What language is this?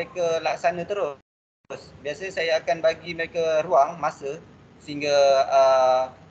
Malay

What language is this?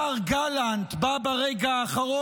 Hebrew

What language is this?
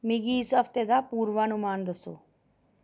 Dogri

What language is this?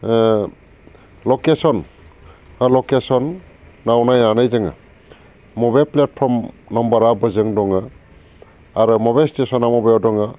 Bodo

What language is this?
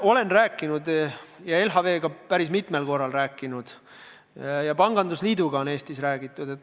Estonian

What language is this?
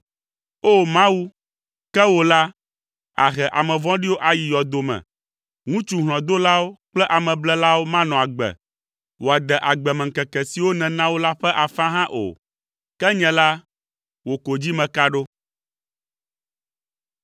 Ewe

